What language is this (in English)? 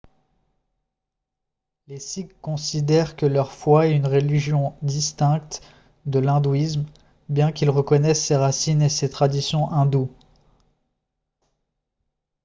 French